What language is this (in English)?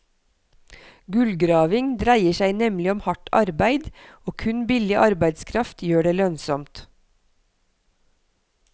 Norwegian